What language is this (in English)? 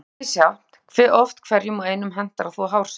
Icelandic